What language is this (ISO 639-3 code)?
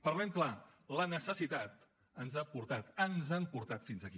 cat